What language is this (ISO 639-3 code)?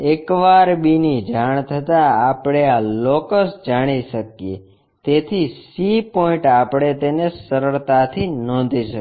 guj